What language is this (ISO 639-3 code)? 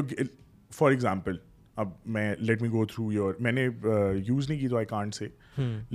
urd